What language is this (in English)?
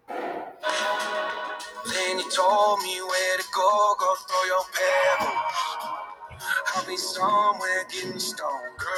Yoruba